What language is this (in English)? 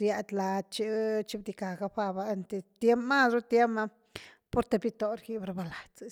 Güilá Zapotec